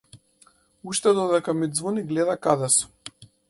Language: Macedonian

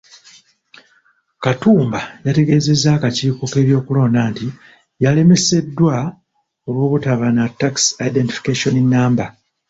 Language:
Ganda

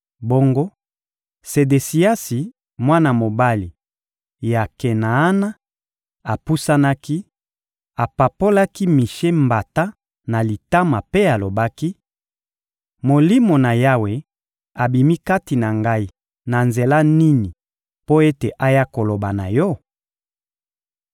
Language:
Lingala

